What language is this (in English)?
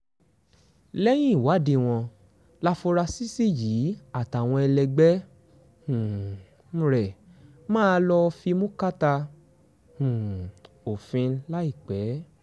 Yoruba